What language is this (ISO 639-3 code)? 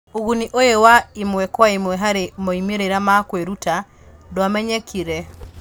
kik